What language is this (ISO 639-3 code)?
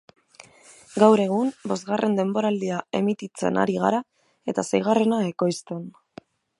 eus